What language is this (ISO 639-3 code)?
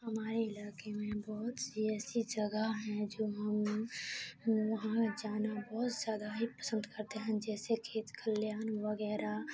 urd